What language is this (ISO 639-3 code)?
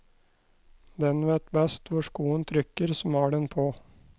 nor